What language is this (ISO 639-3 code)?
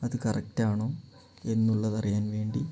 mal